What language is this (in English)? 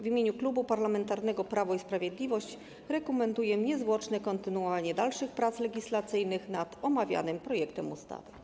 Polish